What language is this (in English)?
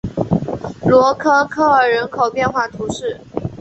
Chinese